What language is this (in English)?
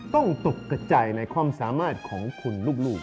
Thai